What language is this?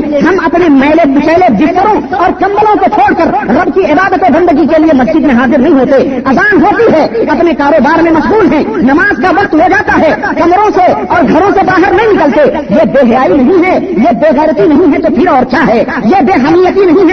Urdu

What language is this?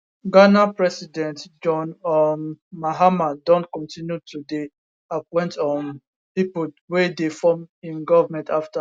Nigerian Pidgin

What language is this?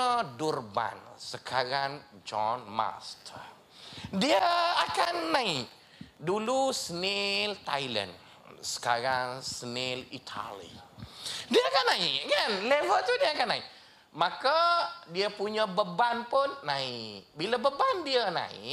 Malay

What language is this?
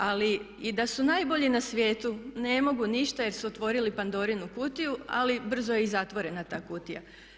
Croatian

